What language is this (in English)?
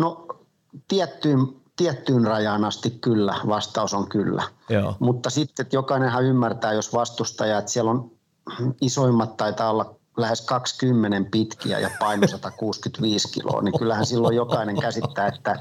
Finnish